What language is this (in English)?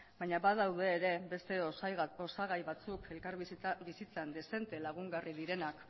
Basque